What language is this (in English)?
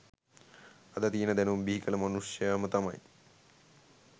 Sinhala